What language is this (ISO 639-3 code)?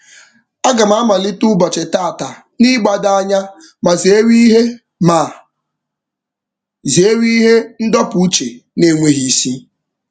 ibo